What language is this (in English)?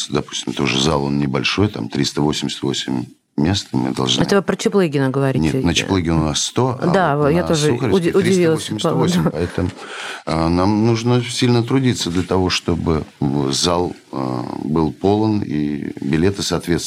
Russian